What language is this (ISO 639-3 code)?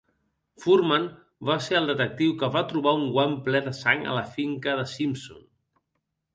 cat